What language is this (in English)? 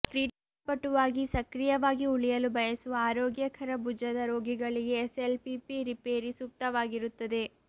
Kannada